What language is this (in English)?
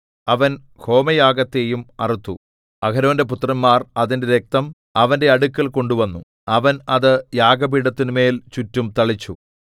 Malayalam